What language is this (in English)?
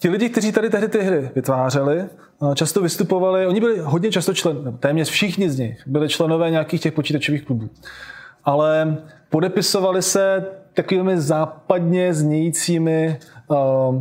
Czech